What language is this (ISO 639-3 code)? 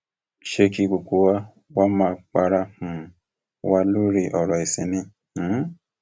yor